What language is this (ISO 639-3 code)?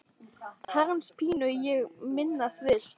isl